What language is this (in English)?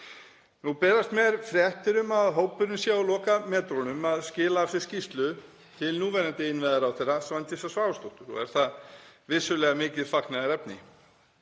Icelandic